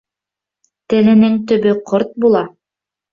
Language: Bashkir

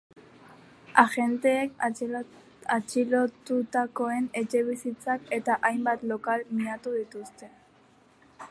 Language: Basque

